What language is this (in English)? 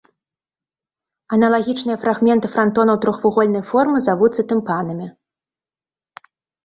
Belarusian